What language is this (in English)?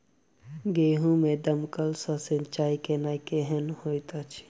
Maithili